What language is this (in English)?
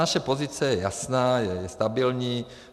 Czech